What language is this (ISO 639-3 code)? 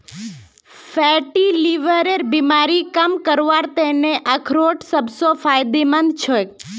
mag